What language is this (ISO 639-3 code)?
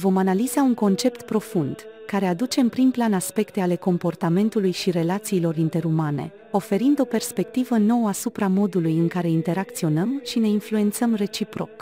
ron